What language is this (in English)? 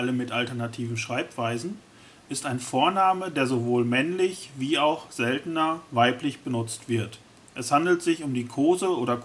German